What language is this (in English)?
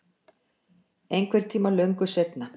Icelandic